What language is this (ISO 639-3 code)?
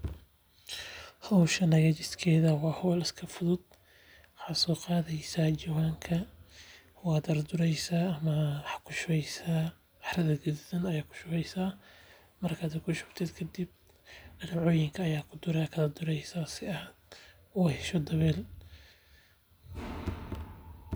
som